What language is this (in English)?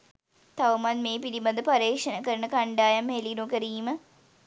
Sinhala